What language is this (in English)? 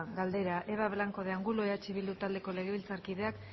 Basque